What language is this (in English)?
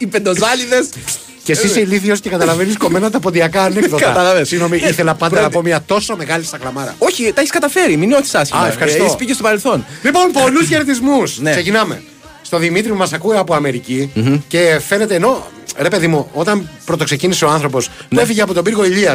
Greek